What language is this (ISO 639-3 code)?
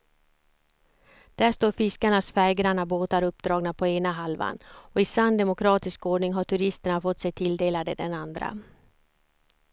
swe